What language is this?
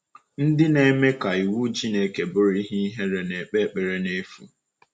Igbo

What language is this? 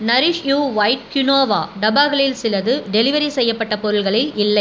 Tamil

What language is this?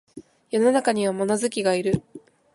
Japanese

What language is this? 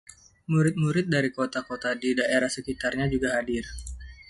Indonesian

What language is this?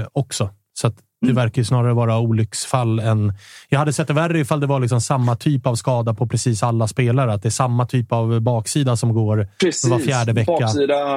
Swedish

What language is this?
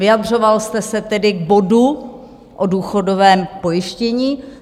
Czech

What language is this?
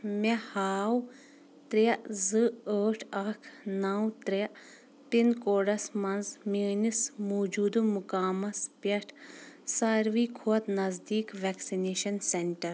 Kashmiri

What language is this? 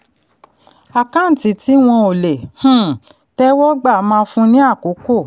Yoruba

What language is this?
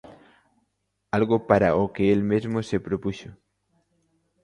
Galician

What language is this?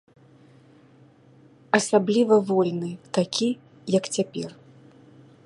Belarusian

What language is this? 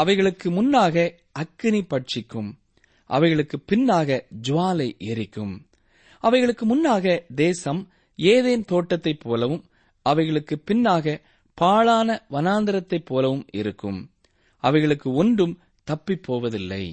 Tamil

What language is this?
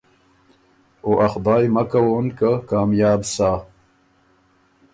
Ormuri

